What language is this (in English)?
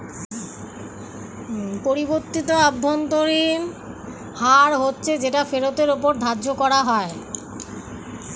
Bangla